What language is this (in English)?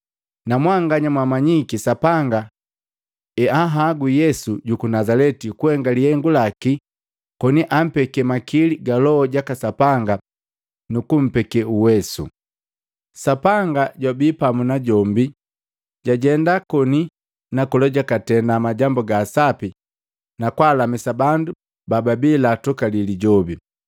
Matengo